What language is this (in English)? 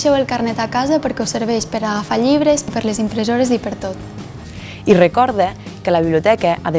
Catalan